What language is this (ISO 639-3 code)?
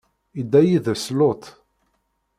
kab